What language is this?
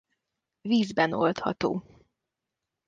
Hungarian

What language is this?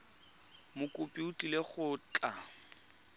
Tswana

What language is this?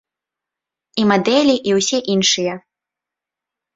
Belarusian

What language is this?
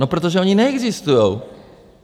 Czech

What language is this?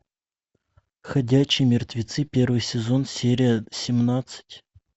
Russian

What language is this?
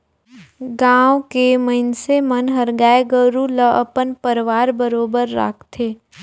Chhattisgarhi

